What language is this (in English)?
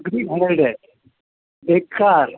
Marathi